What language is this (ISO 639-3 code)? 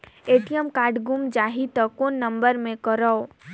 hne